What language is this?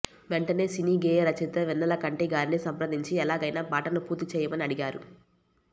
Telugu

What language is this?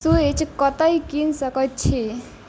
Maithili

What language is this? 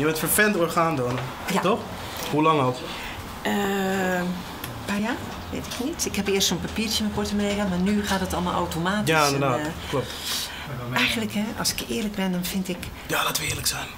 Dutch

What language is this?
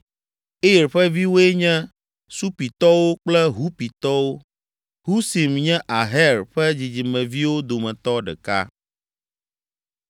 Ewe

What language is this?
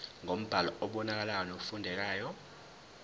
Zulu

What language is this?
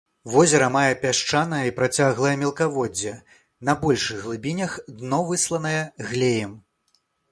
Belarusian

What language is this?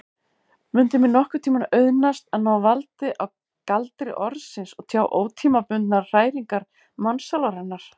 Icelandic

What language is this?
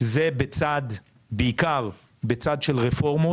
Hebrew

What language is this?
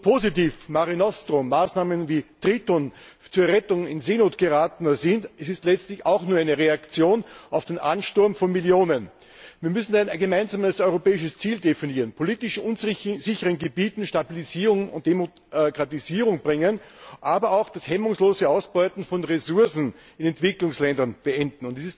German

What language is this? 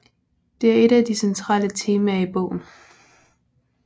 Danish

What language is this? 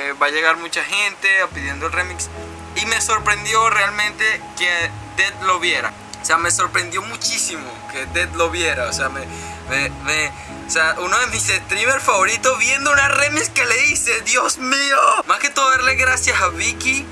Spanish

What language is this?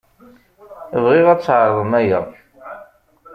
Kabyle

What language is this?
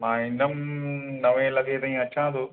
Sindhi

